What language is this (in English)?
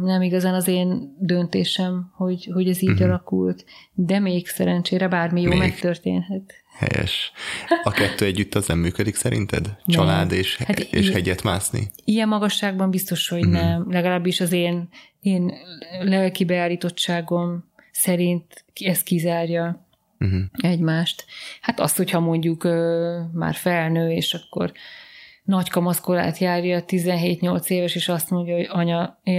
Hungarian